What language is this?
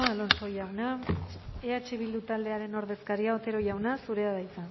Basque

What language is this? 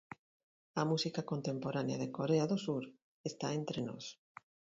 Galician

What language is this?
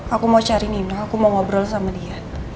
Indonesian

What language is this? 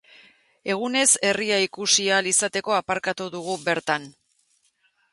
Basque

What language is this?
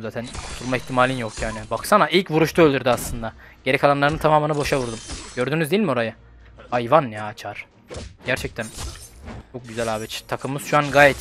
Turkish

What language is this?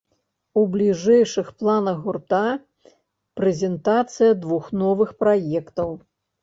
Belarusian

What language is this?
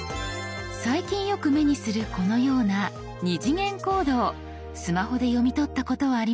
Japanese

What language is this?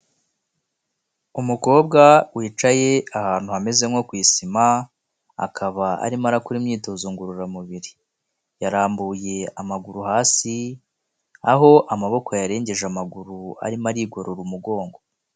Kinyarwanda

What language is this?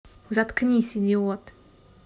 Russian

